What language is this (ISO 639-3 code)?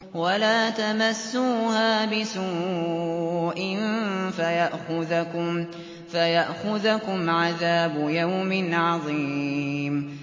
ara